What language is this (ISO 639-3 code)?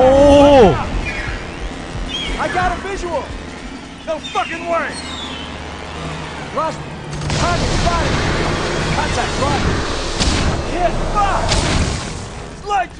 kor